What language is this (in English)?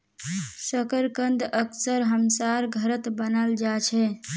Magahi